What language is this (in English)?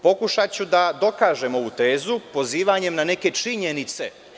Serbian